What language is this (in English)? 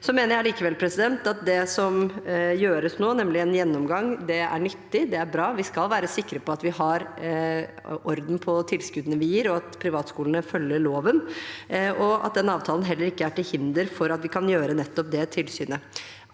Norwegian